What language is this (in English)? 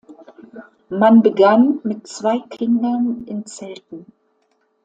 German